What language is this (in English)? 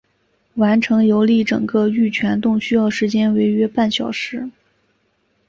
Chinese